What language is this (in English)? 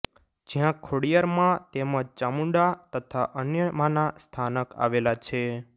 Gujarati